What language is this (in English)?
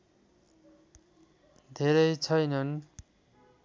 Nepali